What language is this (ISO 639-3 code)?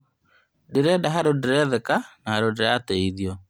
kik